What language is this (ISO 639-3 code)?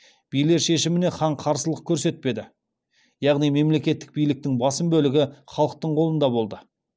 kaz